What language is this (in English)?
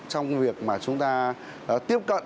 Vietnamese